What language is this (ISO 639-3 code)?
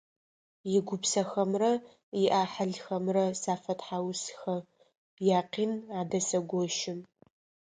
ady